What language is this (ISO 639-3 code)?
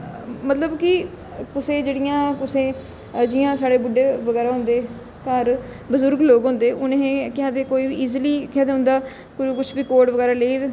doi